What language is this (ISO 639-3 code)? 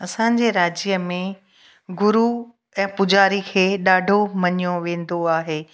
snd